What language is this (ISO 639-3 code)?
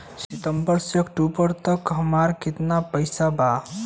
bho